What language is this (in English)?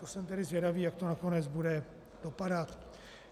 Czech